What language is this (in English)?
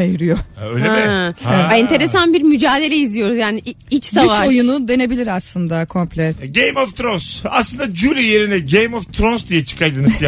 Turkish